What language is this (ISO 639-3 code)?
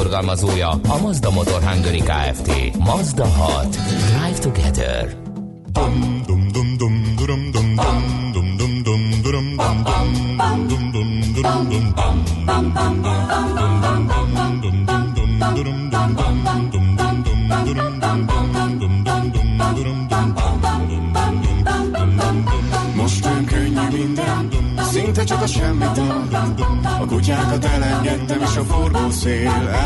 hun